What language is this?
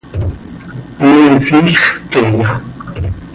Seri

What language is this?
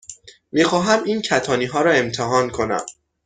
Persian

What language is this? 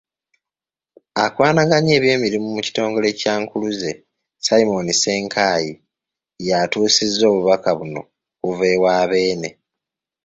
Ganda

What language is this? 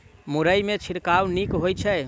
Maithili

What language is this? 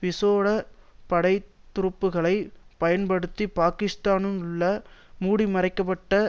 Tamil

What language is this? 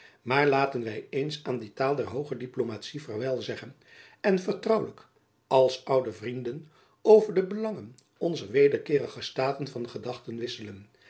Dutch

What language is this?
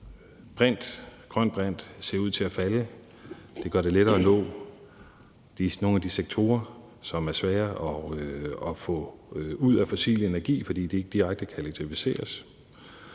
Danish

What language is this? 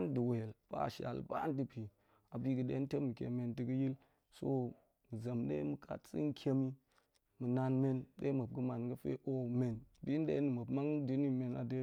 Goemai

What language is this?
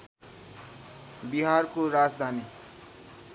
Nepali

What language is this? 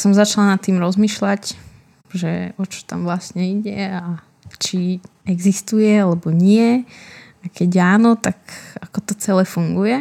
Slovak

